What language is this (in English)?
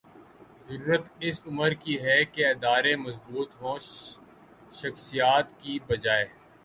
Urdu